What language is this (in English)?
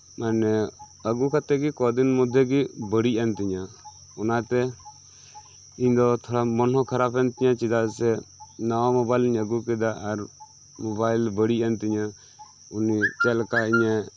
Santali